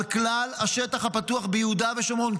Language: Hebrew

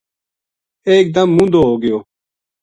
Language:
Gujari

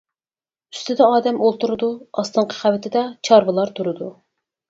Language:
Uyghur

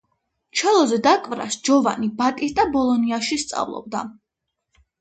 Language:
Georgian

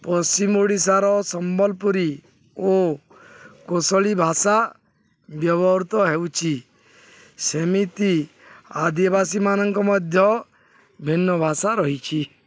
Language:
Odia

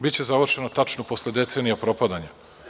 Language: Serbian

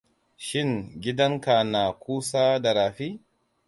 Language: Hausa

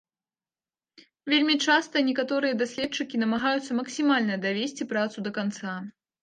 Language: Belarusian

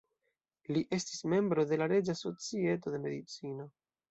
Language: Esperanto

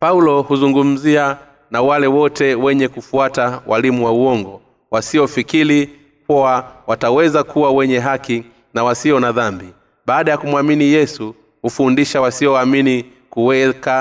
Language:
Swahili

